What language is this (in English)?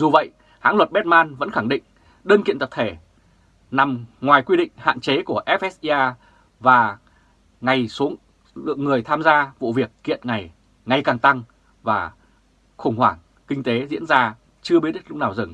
Vietnamese